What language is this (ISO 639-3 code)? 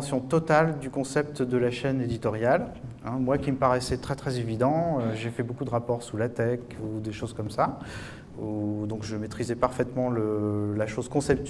fra